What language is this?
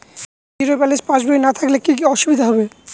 Bangla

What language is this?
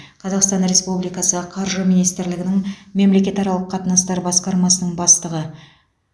Kazakh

